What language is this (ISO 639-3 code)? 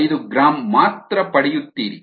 kan